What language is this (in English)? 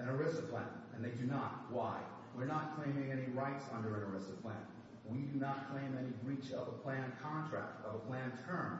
English